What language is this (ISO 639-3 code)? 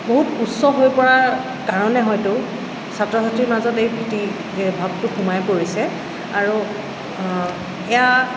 asm